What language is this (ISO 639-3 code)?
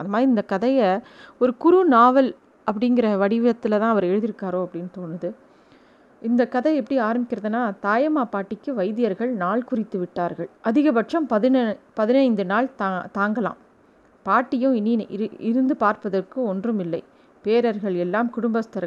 tam